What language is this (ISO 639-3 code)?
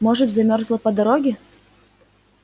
rus